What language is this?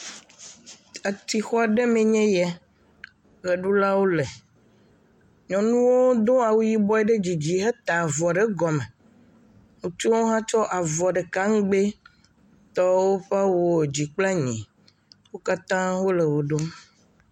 Ewe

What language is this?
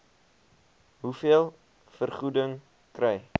Afrikaans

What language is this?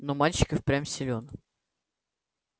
Russian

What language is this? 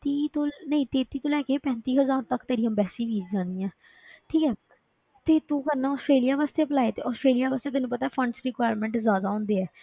Punjabi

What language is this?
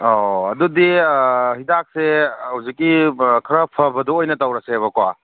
Manipuri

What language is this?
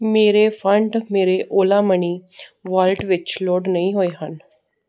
Punjabi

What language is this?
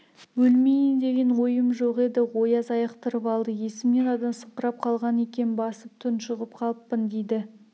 Kazakh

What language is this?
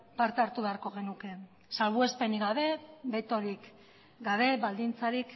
Basque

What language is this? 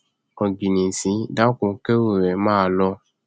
Yoruba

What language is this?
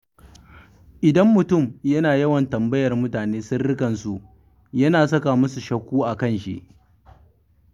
Hausa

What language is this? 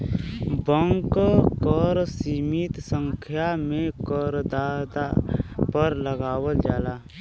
Bhojpuri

